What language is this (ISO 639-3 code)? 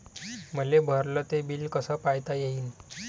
mar